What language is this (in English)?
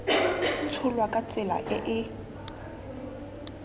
Tswana